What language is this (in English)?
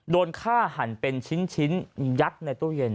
Thai